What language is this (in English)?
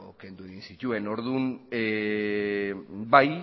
Basque